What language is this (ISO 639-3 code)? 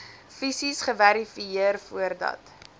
afr